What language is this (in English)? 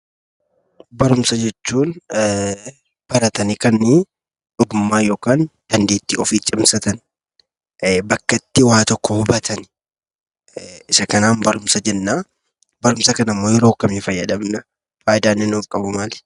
Oromo